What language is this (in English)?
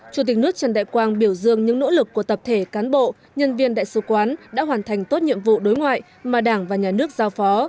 Vietnamese